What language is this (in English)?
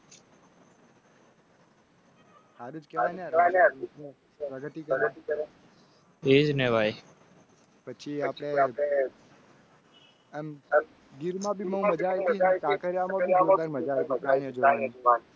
Gujarati